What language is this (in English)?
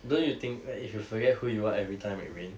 English